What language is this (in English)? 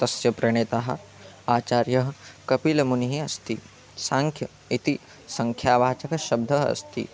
Sanskrit